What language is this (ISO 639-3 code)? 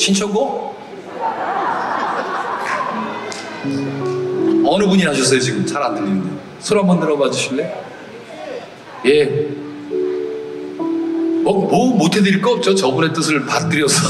kor